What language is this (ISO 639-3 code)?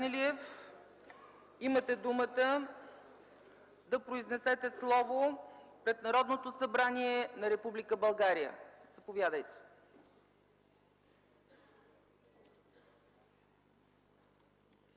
bul